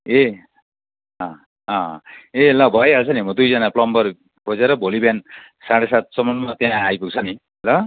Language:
Nepali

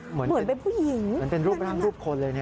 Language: Thai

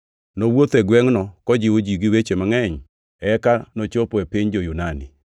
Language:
Luo (Kenya and Tanzania)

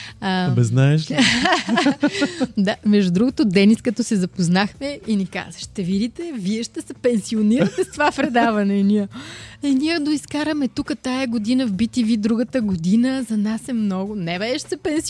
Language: Bulgarian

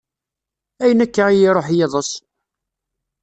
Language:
Kabyle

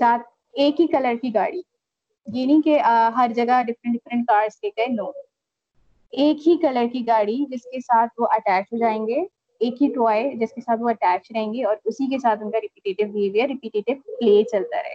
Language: Urdu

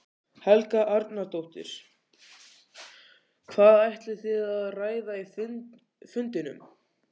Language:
Icelandic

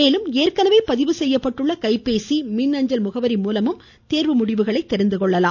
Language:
Tamil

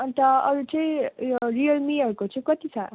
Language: Nepali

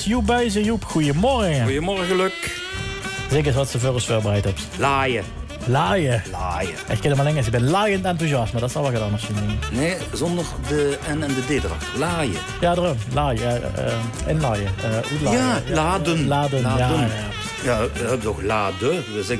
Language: Dutch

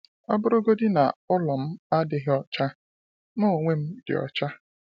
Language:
Igbo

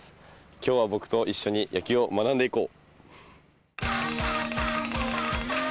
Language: Japanese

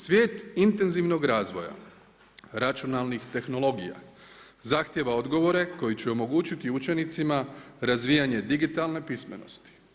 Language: Croatian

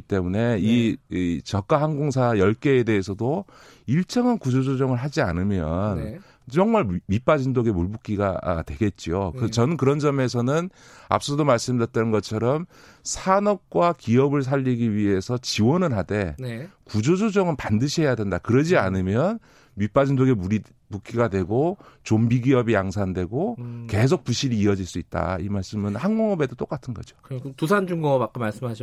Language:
Korean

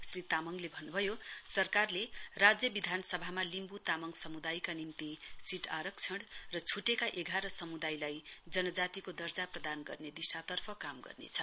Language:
Nepali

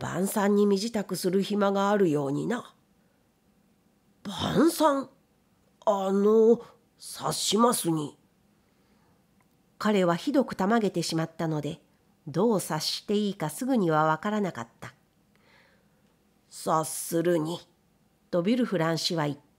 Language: Japanese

